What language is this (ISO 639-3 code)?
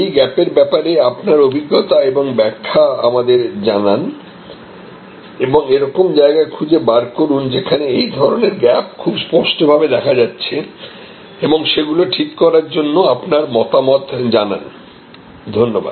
ben